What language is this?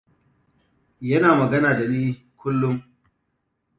Hausa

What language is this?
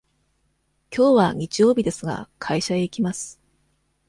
Japanese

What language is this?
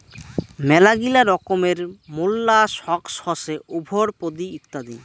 Bangla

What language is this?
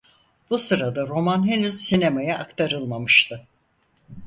Turkish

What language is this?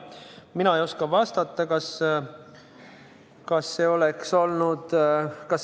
Estonian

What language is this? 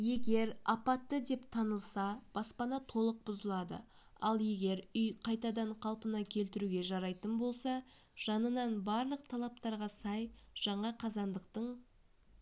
Kazakh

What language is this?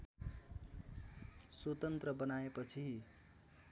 Nepali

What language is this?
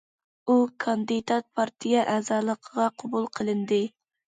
Uyghur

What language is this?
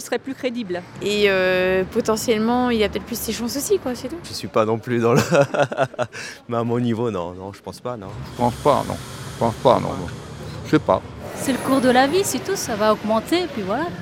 French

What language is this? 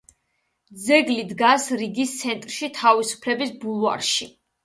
Georgian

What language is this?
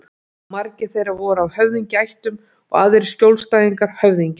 Icelandic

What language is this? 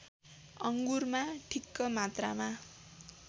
Nepali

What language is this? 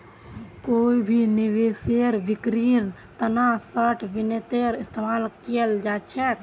Magahi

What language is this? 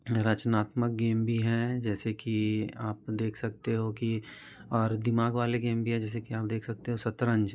Hindi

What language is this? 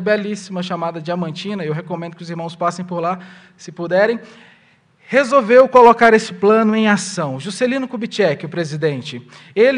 Portuguese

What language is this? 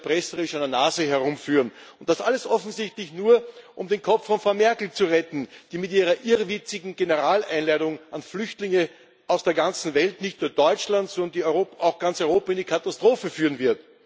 German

